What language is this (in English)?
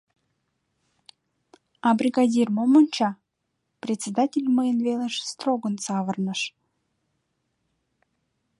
Mari